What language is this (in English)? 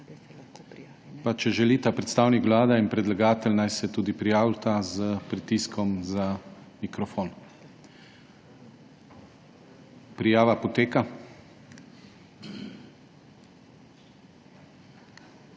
Slovenian